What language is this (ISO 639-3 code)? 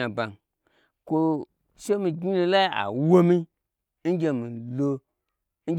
gbr